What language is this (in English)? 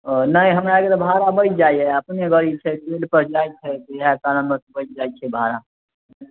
Maithili